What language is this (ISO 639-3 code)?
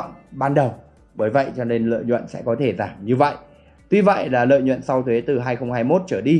vie